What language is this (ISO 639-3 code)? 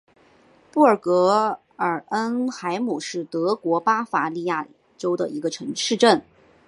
zho